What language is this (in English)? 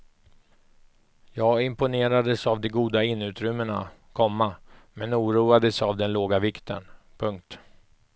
Swedish